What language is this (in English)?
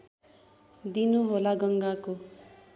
Nepali